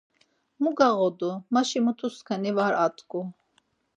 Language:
Laz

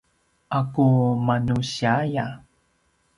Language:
Paiwan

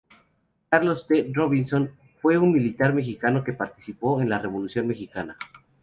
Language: Spanish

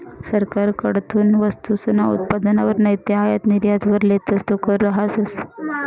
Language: Marathi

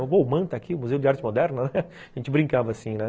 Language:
Portuguese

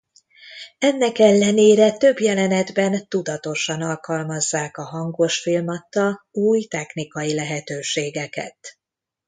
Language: Hungarian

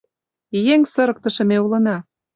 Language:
Mari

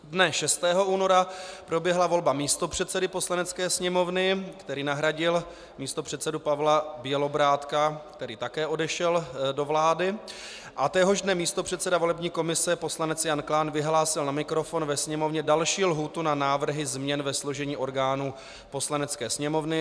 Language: Czech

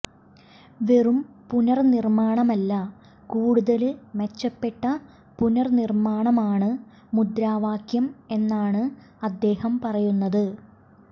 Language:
Malayalam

